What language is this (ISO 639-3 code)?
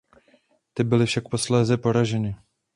ces